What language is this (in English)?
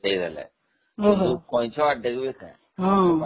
Odia